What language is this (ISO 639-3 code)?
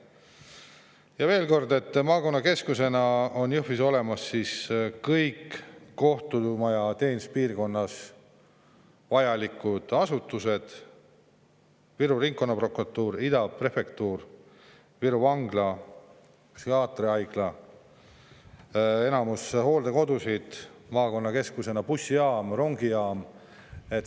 est